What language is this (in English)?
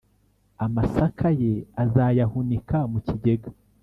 Kinyarwanda